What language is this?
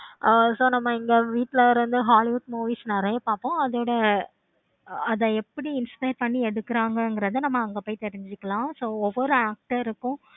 Tamil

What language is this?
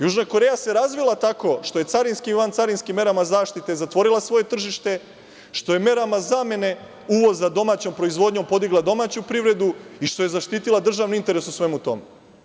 Serbian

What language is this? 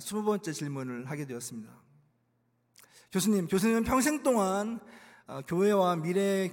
Korean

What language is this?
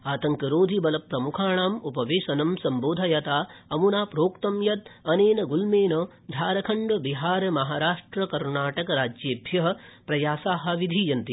Sanskrit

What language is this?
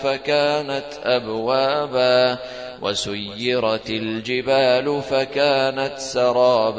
Arabic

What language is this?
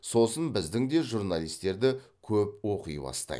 Kazakh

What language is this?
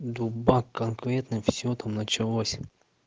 Russian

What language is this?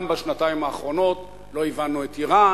Hebrew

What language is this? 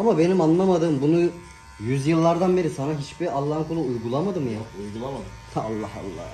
Turkish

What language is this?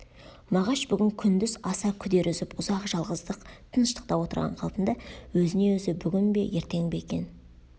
Kazakh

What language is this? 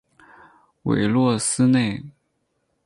Chinese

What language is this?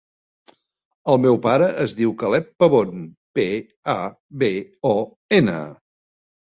Catalan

